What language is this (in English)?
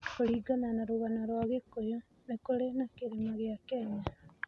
Kikuyu